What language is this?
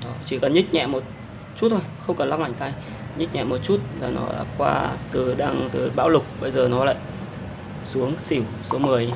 Vietnamese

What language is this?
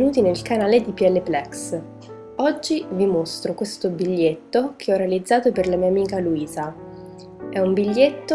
Italian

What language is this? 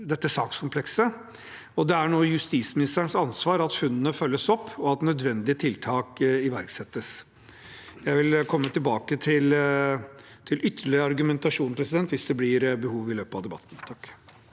Norwegian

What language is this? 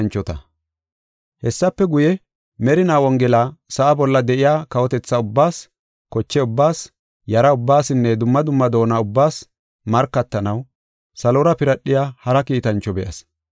Gofa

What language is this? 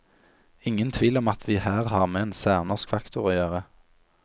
Norwegian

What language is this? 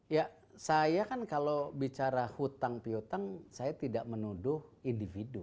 Indonesian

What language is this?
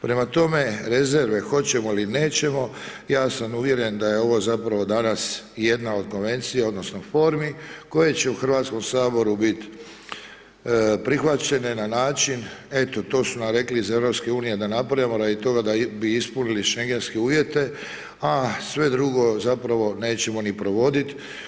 Croatian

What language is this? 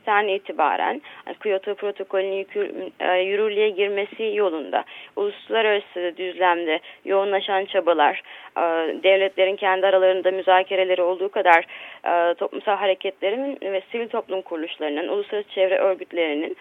Turkish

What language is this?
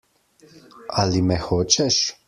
Slovenian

